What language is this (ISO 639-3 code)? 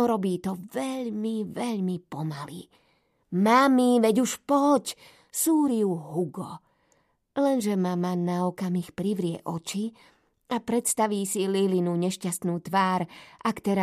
slk